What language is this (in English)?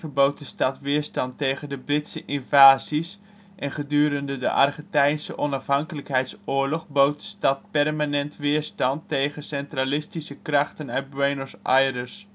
Dutch